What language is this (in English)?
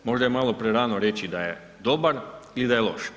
Croatian